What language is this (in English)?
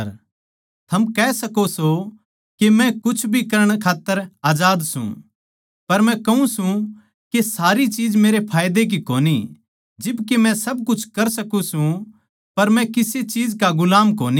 Haryanvi